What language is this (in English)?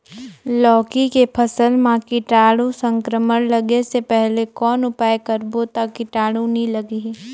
Chhattisgarhi